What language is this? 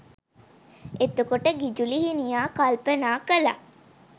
Sinhala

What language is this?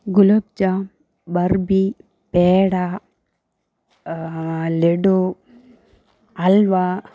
Malayalam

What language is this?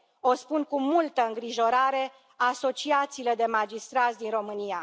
Romanian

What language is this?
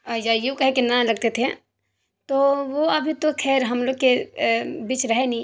Urdu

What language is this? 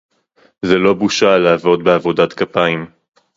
Hebrew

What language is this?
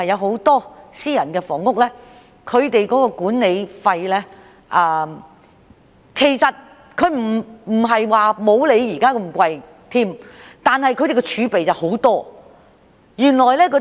Cantonese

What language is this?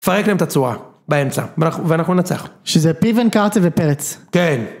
Hebrew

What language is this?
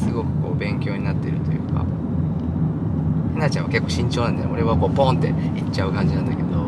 Japanese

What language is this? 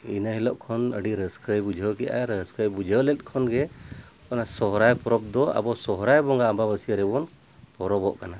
Santali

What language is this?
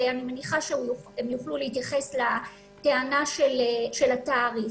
Hebrew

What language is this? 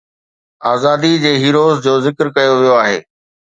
Sindhi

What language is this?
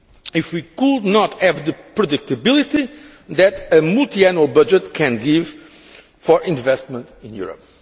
English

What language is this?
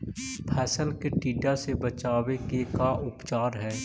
Magahi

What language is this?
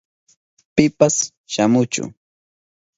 Southern Pastaza Quechua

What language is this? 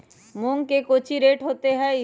Magahi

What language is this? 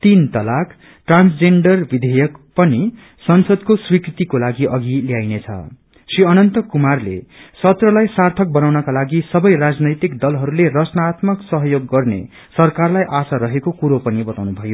Nepali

